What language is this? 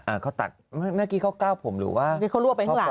Thai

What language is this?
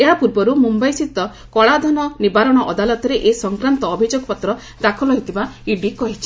Odia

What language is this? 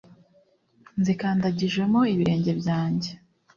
Kinyarwanda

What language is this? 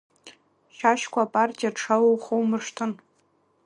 Abkhazian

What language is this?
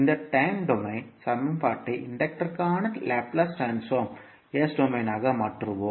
Tamil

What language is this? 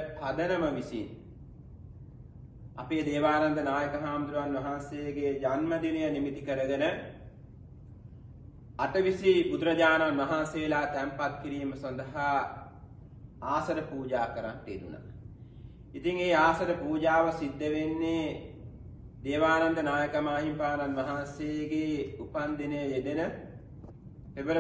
Indonesian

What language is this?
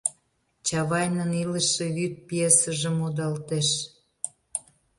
Mari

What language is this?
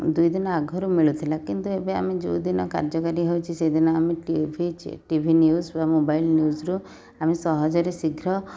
Odia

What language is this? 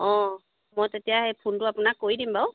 Assamese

